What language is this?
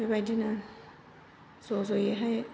Bodo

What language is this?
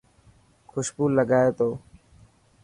Dhatki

